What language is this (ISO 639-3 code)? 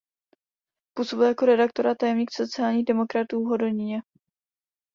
ces